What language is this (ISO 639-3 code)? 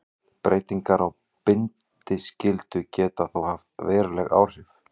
isl